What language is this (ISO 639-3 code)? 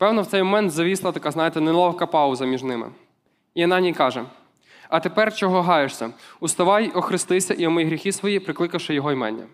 ukr